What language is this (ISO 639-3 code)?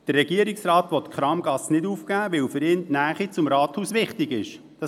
gsw